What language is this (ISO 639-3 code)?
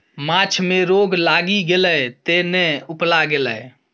mai